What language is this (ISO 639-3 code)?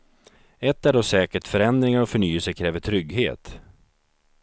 swe